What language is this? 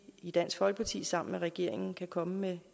Danish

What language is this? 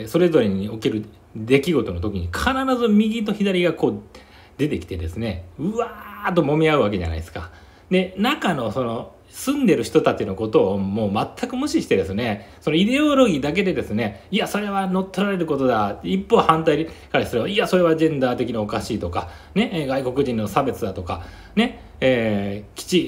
Japanese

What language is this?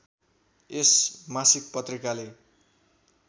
Nepali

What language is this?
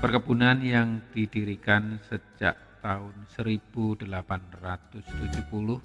Indonesian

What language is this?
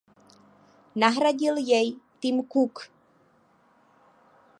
Czech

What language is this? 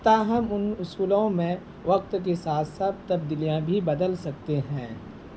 Urdu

